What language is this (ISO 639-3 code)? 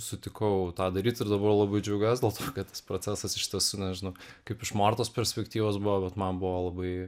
lit